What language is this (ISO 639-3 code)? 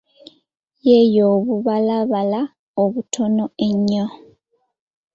lug